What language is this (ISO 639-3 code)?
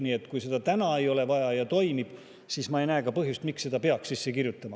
est